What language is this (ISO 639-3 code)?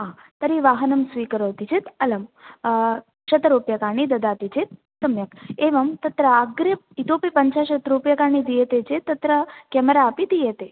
san